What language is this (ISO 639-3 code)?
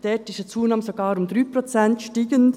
gsw